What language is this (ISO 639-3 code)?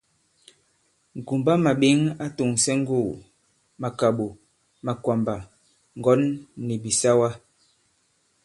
abb